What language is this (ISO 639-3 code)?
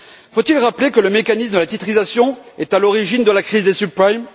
fra